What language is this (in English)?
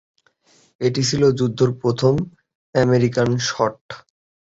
Bangla